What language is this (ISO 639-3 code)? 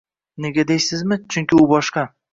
uzb